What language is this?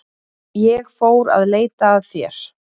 Icelandic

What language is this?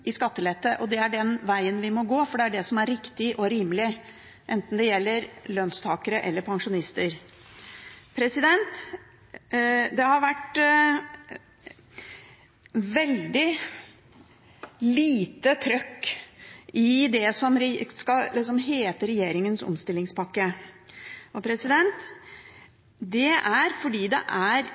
Norwegian Bokmål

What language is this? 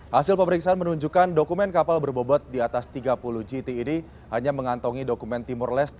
Indonesian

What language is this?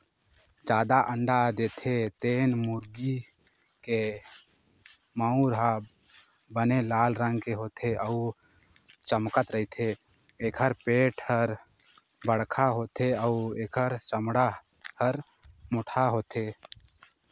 Chhattisgarhi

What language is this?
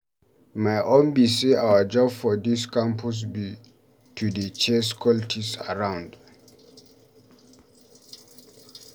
Nigerian Pidgin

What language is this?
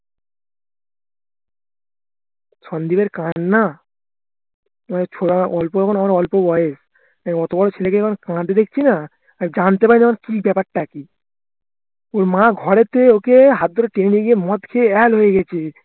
Bangla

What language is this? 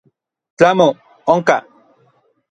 Orizaba Nahuatl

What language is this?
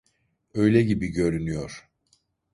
Turkish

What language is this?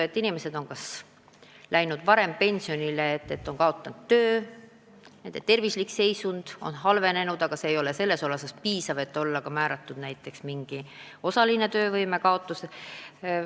Estonian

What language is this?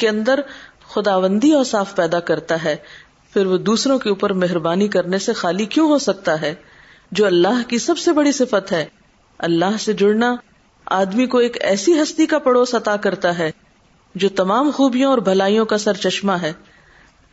Urdu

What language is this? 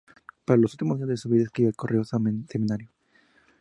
Spanish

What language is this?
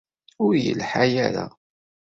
Kabyle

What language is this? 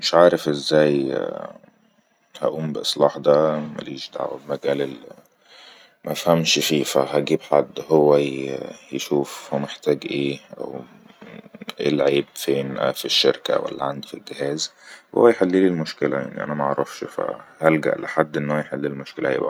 Egyptian Arabic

